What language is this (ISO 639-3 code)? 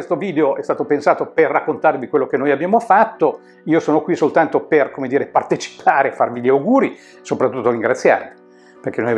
ita